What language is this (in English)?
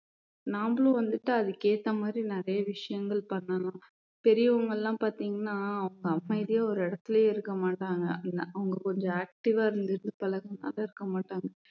Tamil